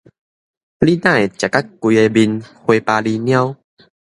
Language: Min Nan Chinese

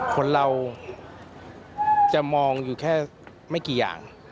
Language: Thai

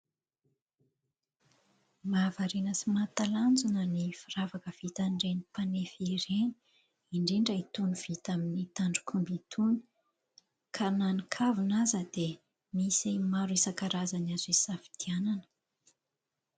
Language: Malagasy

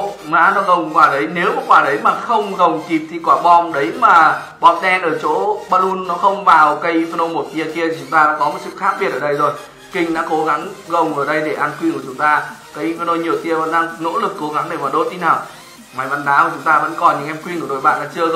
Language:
Vietnamese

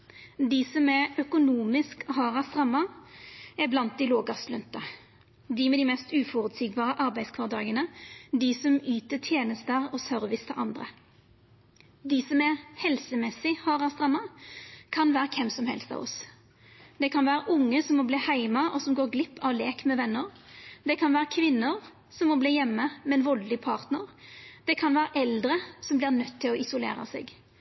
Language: Norwegian Nynorsk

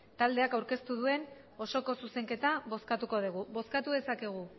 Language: Basque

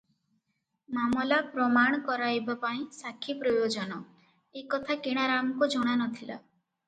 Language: Odia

